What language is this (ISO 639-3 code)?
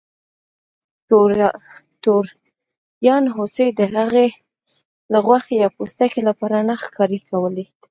pus